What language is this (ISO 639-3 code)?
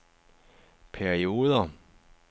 dan